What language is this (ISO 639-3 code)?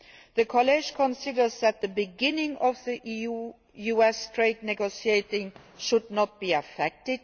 eng